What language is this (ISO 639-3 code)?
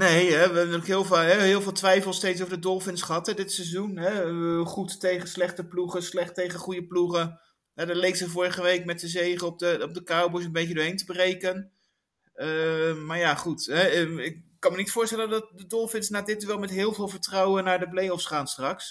nld